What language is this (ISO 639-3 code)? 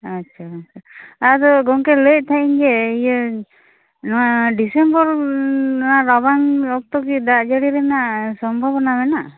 sat